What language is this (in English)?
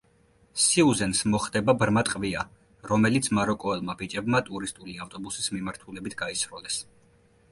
Georgian